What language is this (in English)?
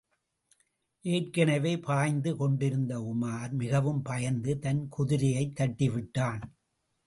Tamil